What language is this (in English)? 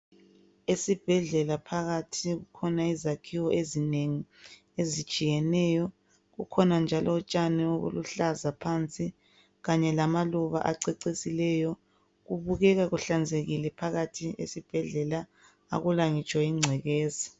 North Ndebele